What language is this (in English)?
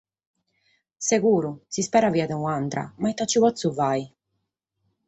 Sardinian